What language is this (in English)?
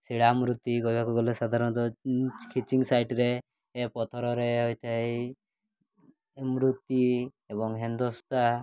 Odia